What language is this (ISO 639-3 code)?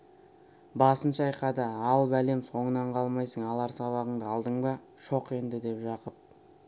kaz